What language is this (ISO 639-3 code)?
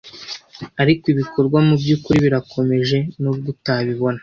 kin